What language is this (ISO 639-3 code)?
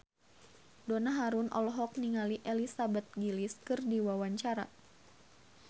sun